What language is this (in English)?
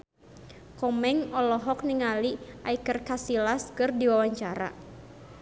Sundanese